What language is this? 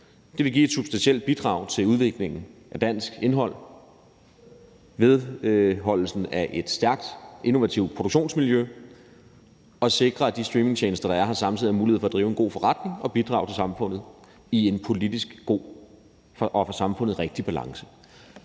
Danish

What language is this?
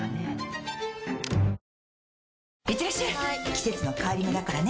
Japanese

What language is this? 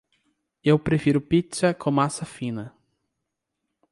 Portuguese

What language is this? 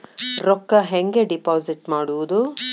Kannada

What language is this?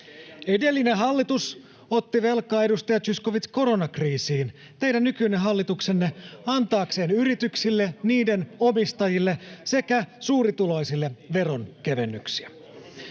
Finnish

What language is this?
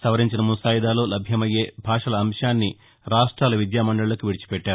Telugu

